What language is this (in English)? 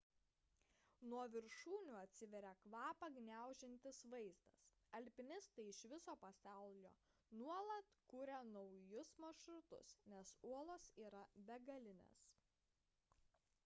Lithuanian